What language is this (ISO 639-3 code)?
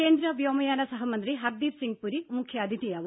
mal